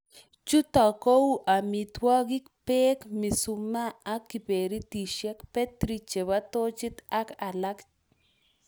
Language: Kalenjin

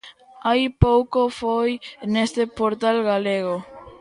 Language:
Galician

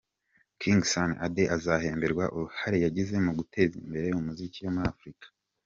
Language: Kinyarwanda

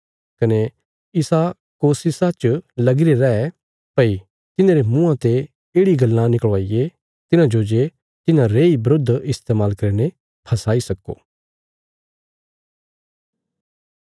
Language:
Bilaspuri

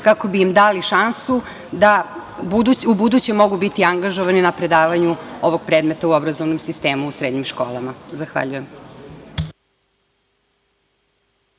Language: Serbian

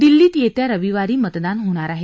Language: Marathi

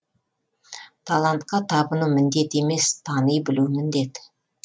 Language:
Kazakh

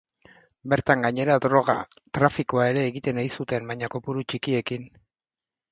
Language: Basque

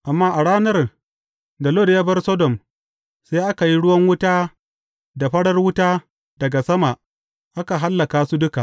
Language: Hausa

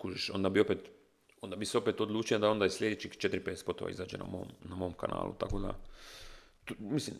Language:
Croatian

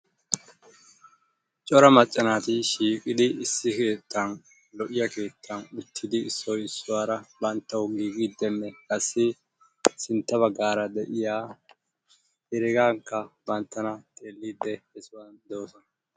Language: Wolaytta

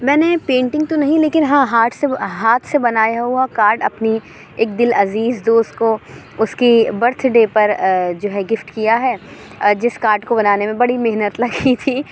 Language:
Urdu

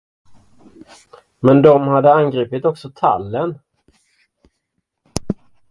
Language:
Swedish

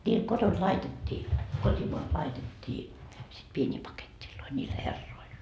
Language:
Finnish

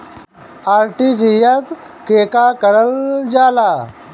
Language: Bhojpuri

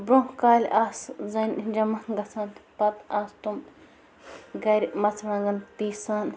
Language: Kashmiri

